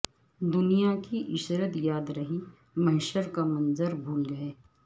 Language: Urdu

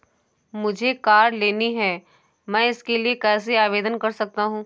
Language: Hindi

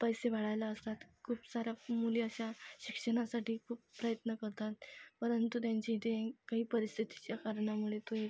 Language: Marathi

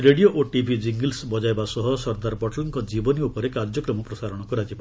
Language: Odia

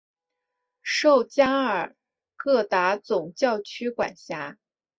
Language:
Chinese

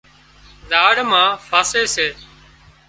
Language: Wadiyara Koli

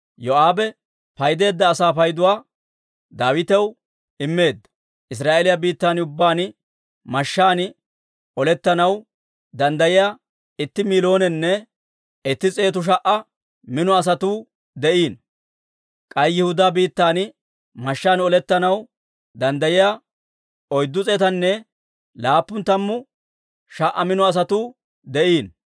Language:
Dawro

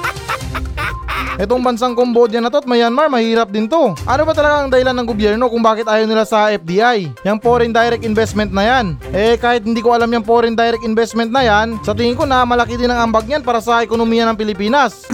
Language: Filipino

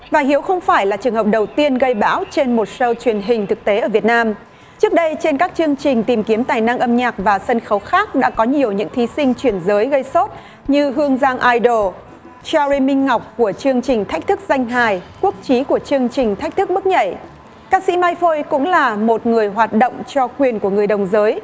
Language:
Vietnamese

